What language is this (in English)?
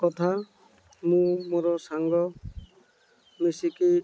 Odia